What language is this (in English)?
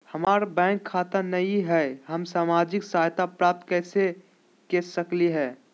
Magahi